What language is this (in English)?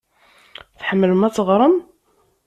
Kabyle